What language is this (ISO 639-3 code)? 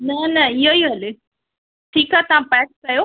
snd